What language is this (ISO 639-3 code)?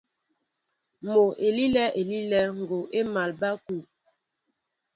mbo